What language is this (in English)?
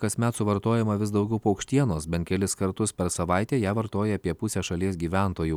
Lithuanian